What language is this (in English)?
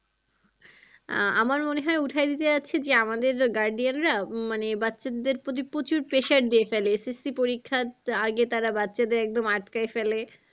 Bangla